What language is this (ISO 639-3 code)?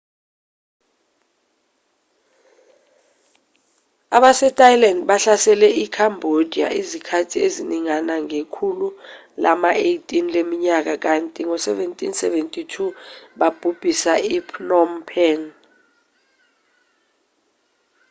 zul